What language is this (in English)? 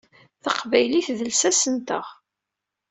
Kabyle